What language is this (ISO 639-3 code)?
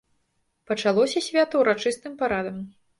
bel